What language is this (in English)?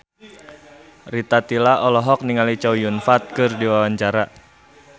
Sundanese